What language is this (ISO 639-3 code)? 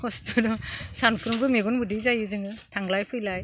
brx